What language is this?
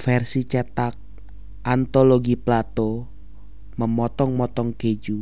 Indonesian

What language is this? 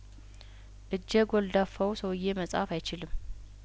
Amharic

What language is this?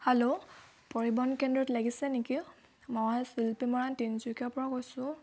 Assamese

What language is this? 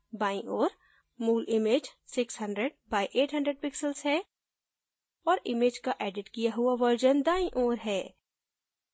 Hindi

